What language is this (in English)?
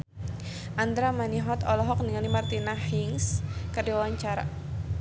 Sundanese